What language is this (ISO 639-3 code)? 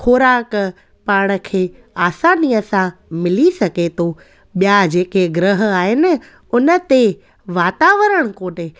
snd